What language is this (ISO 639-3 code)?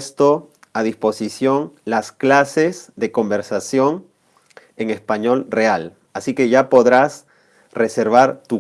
spa